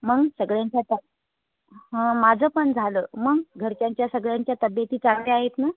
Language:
Marathi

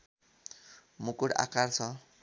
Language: Nepali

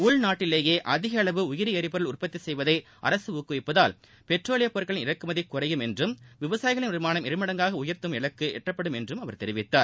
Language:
Tamil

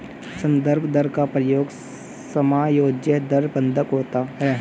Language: Hindi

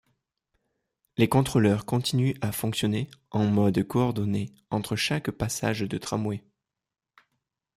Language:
French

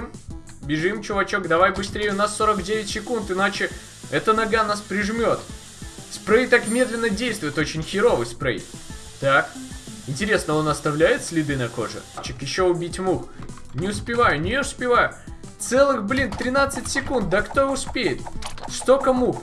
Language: Russian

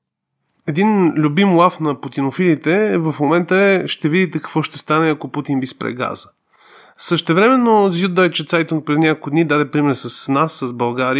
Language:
Bulgarian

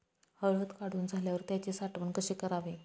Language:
Marathi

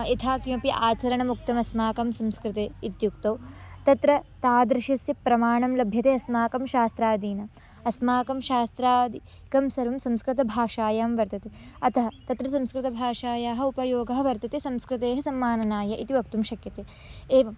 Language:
Sanskrit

